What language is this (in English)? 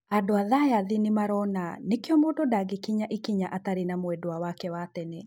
Kikuyu